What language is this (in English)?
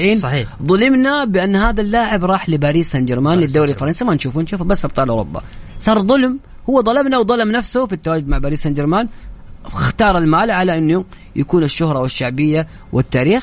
Arabic